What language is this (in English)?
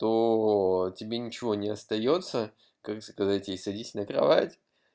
Russian